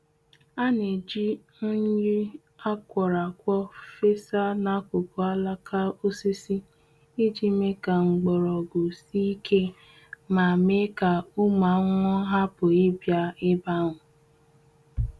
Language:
Igbo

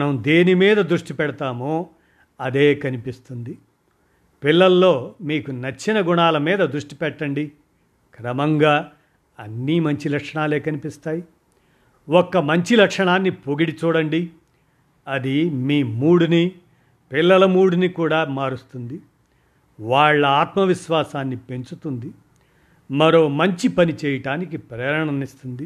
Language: Telugu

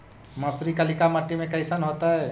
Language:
Magahi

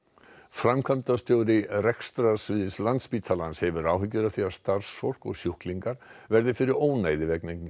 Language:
Icelandic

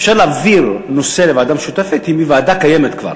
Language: Hebrew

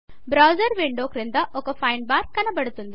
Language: Telugu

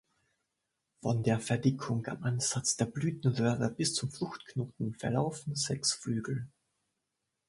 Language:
German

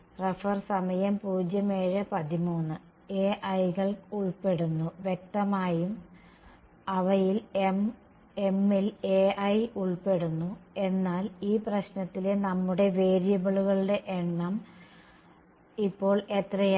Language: Malayalam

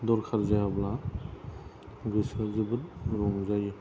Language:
Bodo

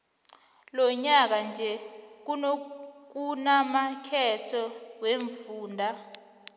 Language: South Ndebele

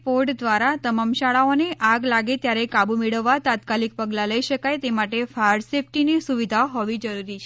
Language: Gujarati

